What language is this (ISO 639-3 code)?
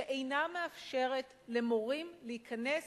heb